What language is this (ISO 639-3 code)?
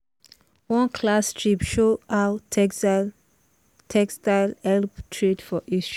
pcm